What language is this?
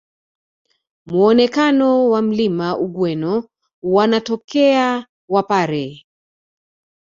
Swahili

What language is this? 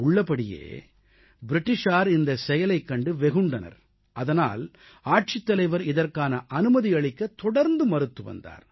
Tamil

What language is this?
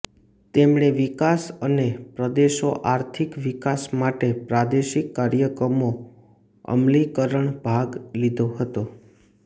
Gujarati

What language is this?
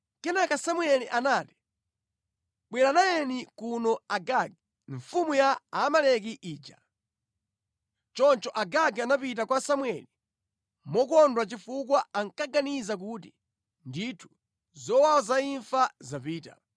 Nyanja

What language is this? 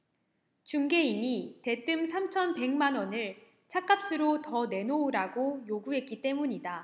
Korean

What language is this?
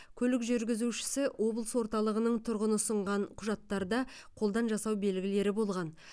Kazakh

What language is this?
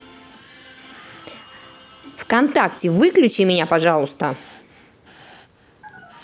Russian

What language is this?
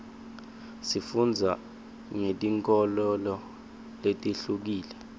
Swati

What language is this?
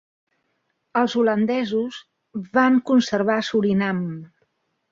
Catalan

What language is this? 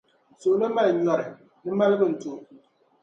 Dagbani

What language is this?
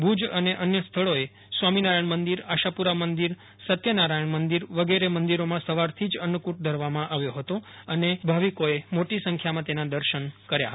Gujarati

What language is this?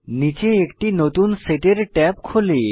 Bangla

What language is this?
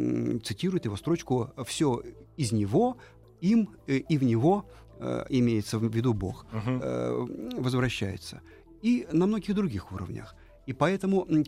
Russian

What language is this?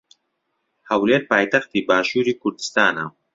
Central Kurdish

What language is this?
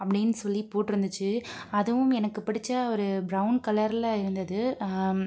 Tamil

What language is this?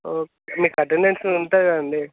Telugu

